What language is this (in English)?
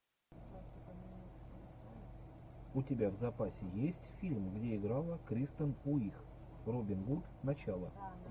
Russian